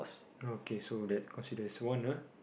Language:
English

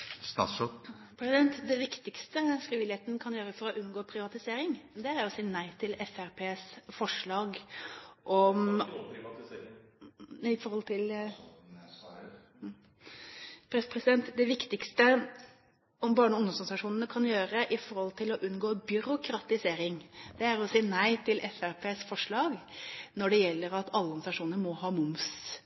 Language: Norwegian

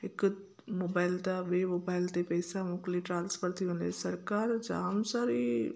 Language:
Sindhi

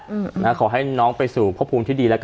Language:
Thai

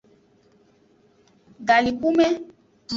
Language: Aja (Benin)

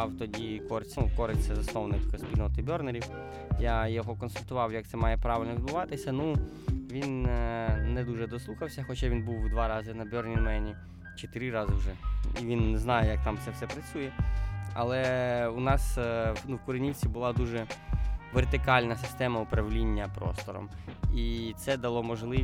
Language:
Ukrainian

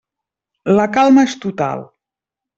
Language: Catalan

